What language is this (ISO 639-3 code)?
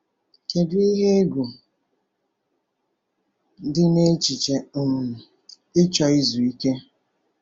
ibo